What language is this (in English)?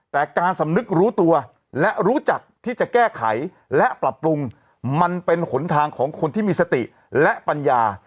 Thai